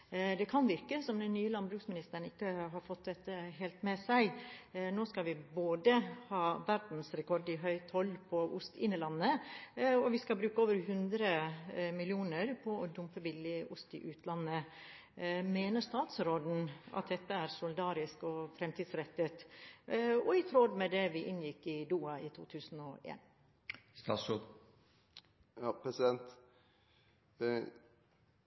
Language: Norwegian Bokmål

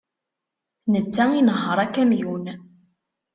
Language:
Kabyle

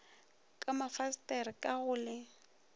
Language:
Northern Sotho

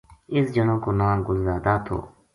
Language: Gujari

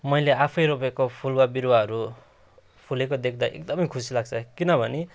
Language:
Nepali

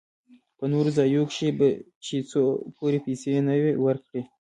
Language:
Pashto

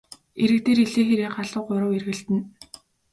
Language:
Mongolian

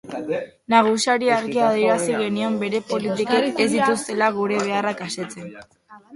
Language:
Basque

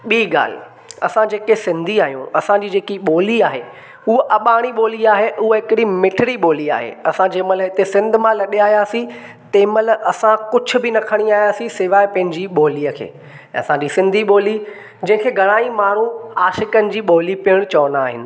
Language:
Sindhi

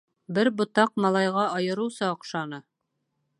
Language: Bashkir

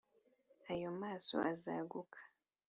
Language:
Kinyarwanda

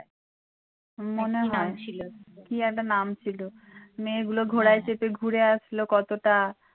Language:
Bangla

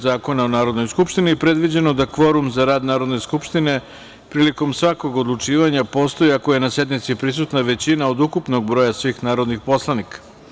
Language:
Serbian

